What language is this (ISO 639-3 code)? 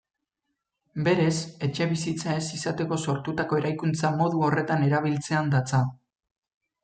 eus